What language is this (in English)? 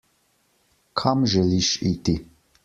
Slovenian